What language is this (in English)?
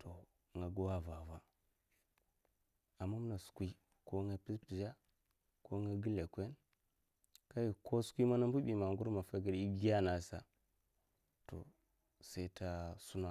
Mafa